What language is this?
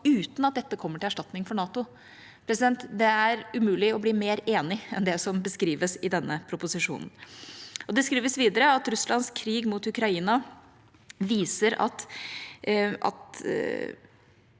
Norwegian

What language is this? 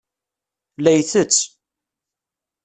Kabyle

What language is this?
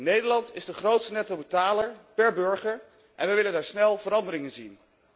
Dutch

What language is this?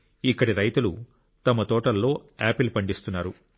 Telugu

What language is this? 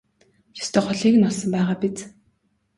Mongolian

